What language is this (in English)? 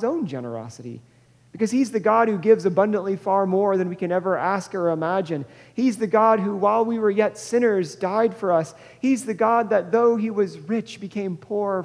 English